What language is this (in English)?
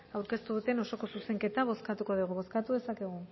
Basque